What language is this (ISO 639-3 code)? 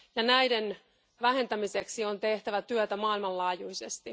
fin